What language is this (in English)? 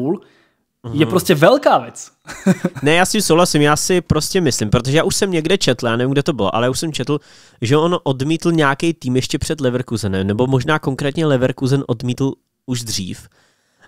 Czech